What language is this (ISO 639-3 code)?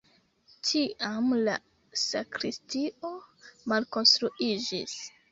epo